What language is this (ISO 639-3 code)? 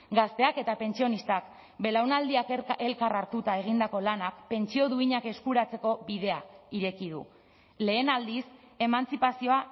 eus